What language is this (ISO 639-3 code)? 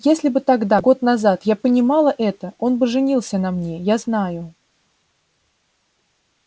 rus